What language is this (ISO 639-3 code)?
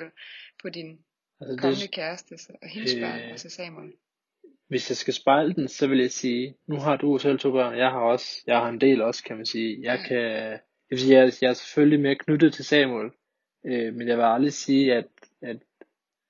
dan